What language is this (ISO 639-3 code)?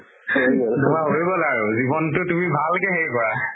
asm